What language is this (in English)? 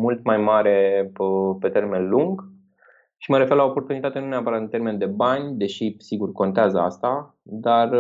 Romanian